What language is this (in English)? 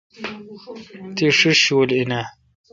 Kalkoti